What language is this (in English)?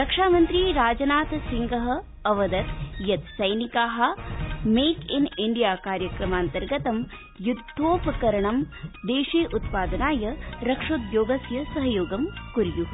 Sanskrit